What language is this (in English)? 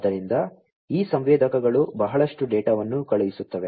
Kannada